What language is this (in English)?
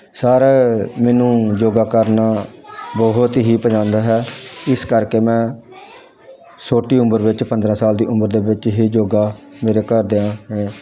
Punjabi